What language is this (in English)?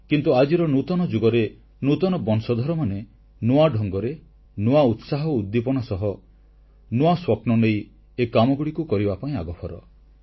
Odia